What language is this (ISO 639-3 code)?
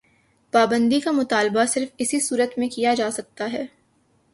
urd